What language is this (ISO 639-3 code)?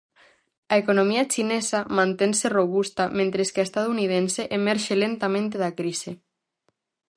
glg